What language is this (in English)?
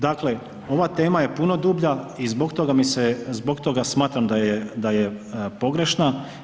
Croatian